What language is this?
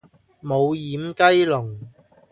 Cantonese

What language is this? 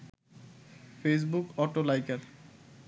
Bangla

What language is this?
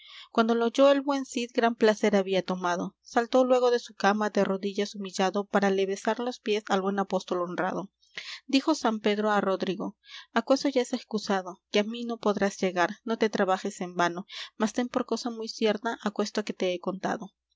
Spanish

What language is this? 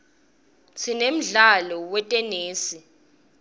Swati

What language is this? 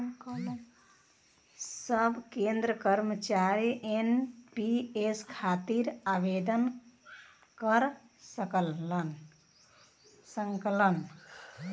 Bhojpuri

